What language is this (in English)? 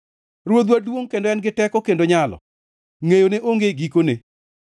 Luo (Kenya and Tanzania)